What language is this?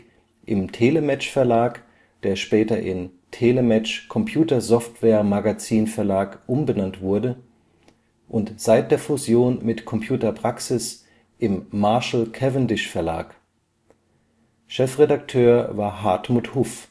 German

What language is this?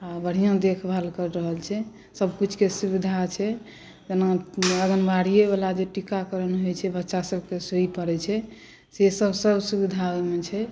Maithili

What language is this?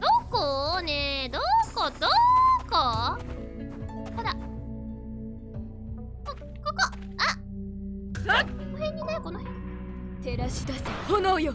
Japanese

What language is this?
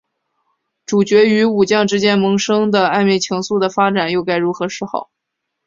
Chinese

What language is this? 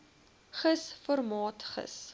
Afrikaans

